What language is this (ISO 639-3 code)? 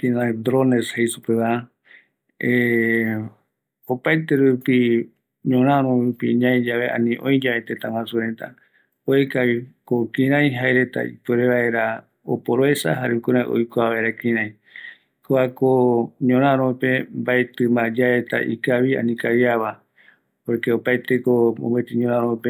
gui